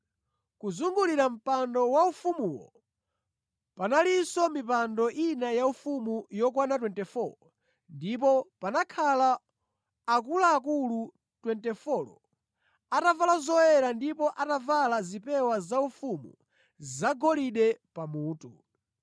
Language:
Nyanja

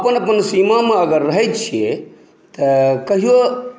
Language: Maithili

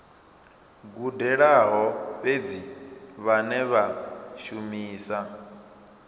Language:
Venda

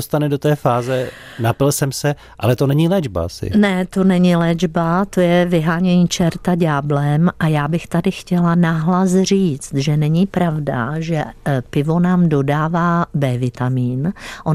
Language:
Czech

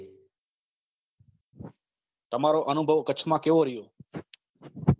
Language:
Gujarati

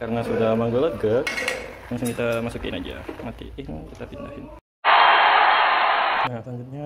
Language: Indonesian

